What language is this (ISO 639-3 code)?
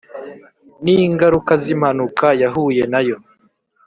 kin